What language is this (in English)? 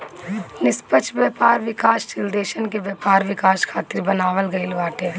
Bhojpuri